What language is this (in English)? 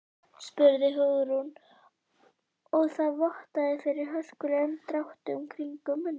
Icelandic